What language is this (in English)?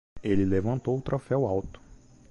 Portuguese